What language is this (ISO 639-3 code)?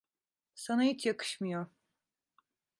tur